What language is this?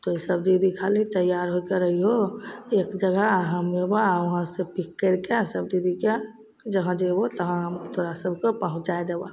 Maithili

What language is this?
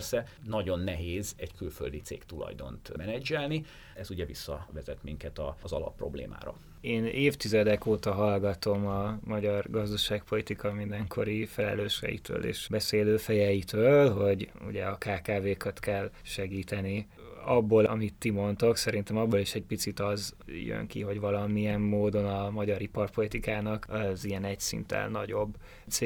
Hungarian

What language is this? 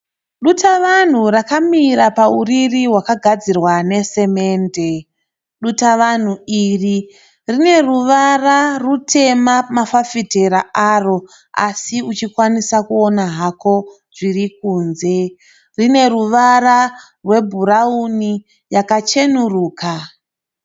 Shona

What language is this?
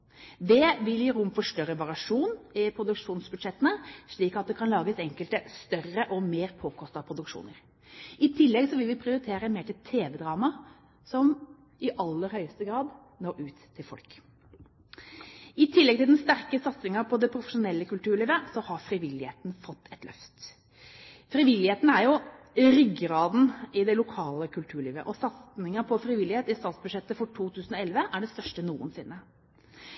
Norwegian Bokmål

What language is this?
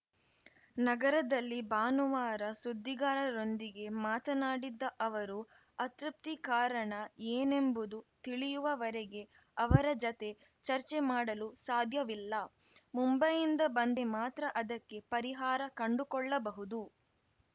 Kannada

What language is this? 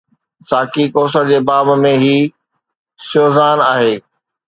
Sindhi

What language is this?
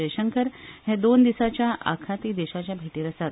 Konkani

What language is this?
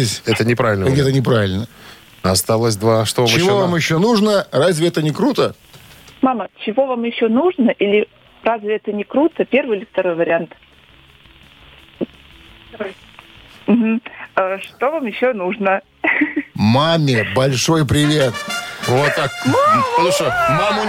Russian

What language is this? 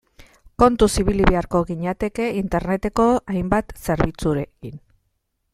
Basque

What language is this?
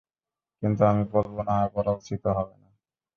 Bangla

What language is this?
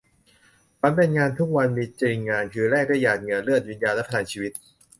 Thai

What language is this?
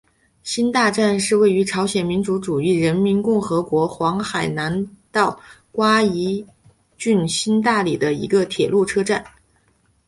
Chinese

